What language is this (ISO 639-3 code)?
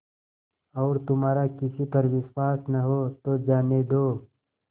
hin